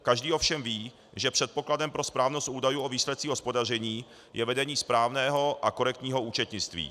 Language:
Czech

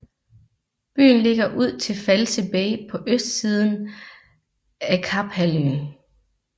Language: Danish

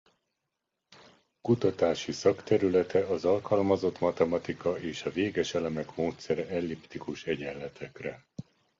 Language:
Hungarian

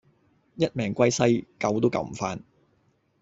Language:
Cantonese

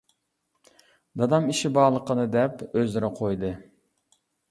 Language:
Uyghur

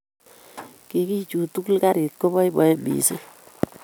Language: Kalenjin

